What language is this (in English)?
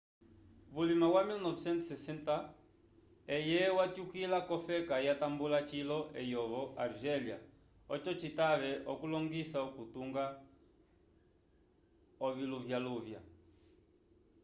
Umbundu